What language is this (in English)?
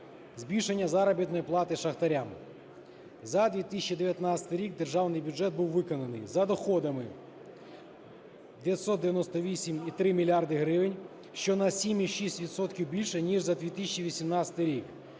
Ukrainian